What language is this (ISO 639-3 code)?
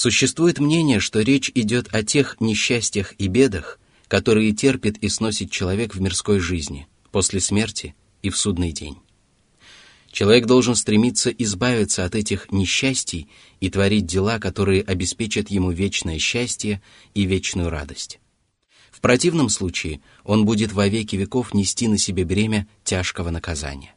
rus